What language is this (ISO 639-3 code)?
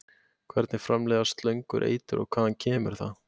isl